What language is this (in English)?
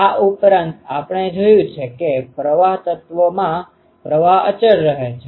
Gujarati